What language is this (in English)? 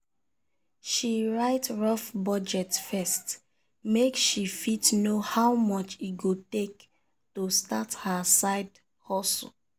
Nigerian Pidgin